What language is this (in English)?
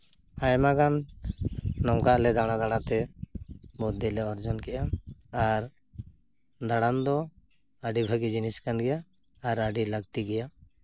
Santali